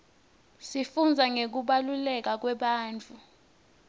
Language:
Swati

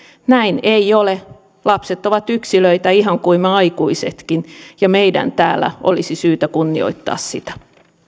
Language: Finnish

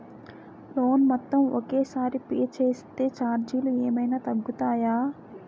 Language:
Telugu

